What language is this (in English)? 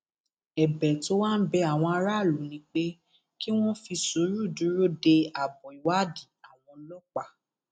Yoruba